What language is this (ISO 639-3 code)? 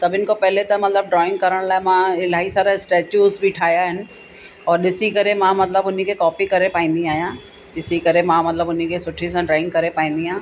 snd